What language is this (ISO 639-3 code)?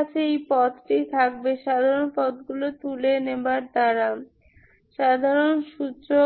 ben